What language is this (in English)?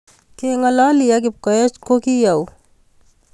Kalenjin